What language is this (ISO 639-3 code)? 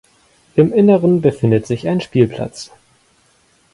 deu